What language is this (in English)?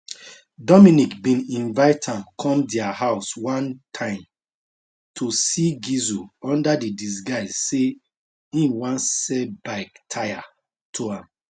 Nigerian Pidgin